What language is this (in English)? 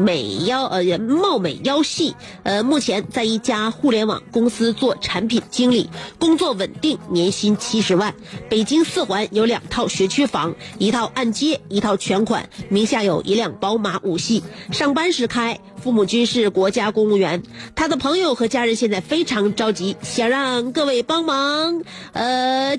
Chinese